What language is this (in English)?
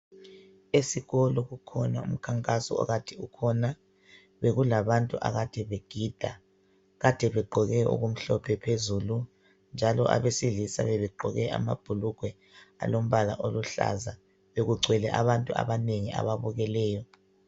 North Ndebele